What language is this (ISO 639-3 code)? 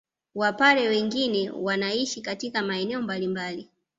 swa